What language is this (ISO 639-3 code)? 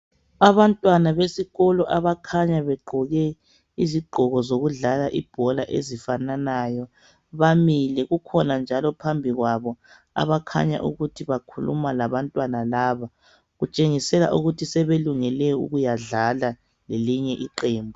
nde